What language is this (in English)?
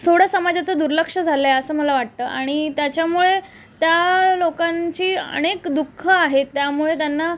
Marathi